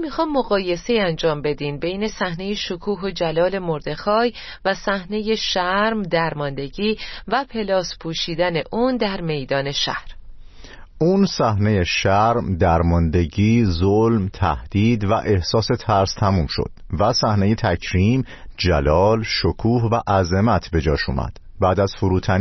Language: Persian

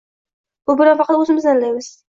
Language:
Uzbek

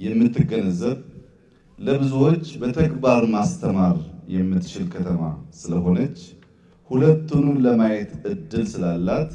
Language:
Arabic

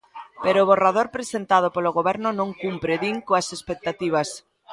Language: Galician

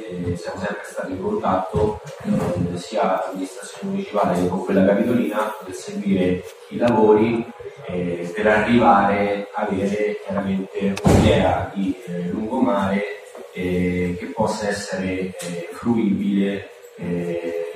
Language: Italian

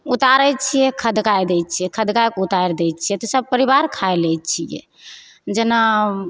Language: Maithili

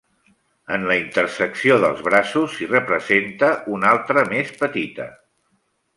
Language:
Catalan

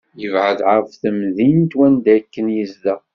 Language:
Kabyle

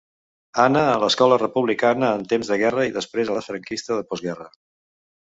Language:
Catalan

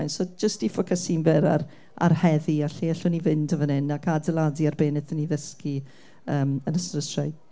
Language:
Welsh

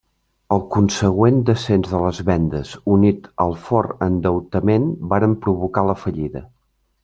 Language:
Catalan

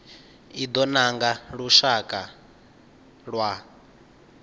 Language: Venda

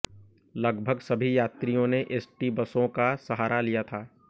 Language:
Hindi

